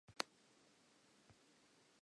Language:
Southern Sotho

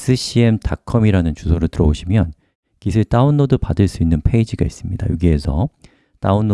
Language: Korean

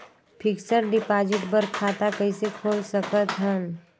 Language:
Chhattisgarhi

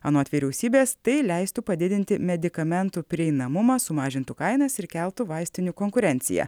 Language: Lithuanian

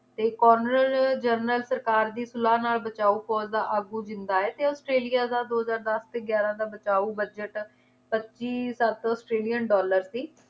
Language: Punjabi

